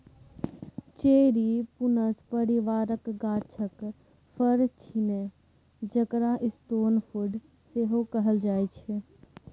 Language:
Maithili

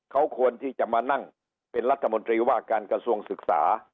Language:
Thai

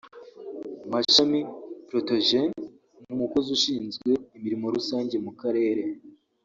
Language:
Kinyarwanda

